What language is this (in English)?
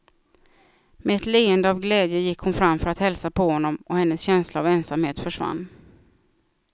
Swedish